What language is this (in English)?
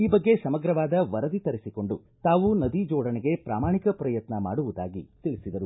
Kannada